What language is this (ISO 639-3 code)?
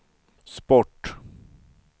swe